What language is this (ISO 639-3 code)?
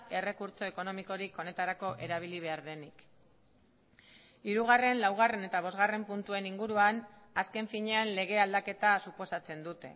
eus